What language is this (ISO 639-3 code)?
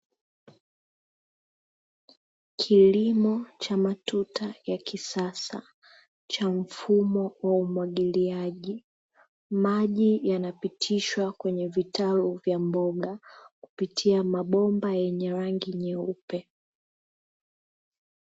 swa